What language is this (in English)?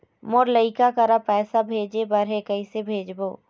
Chhattisgarhi